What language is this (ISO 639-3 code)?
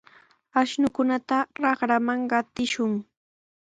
qws